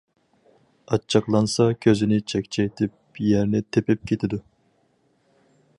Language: Uyghur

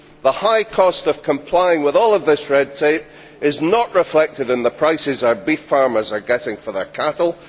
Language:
English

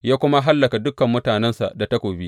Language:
Hausa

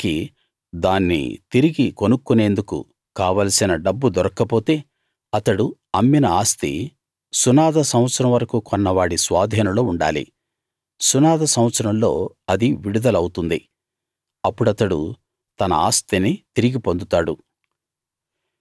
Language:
Telugu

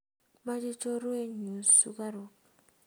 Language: Kalenjin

